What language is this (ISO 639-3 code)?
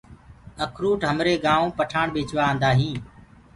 ggg